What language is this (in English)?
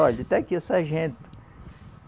Portuguese